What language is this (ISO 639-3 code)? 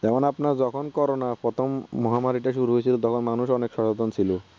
ben